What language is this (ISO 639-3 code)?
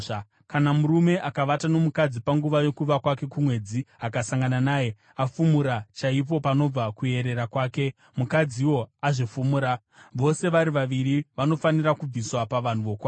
sna